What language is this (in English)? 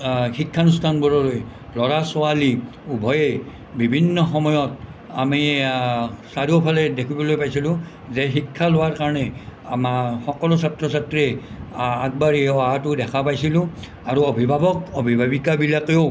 Assamese